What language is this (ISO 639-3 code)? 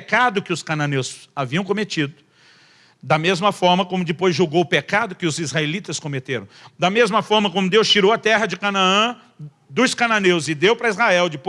por